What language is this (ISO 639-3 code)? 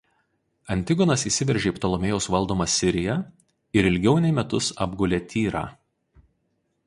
lit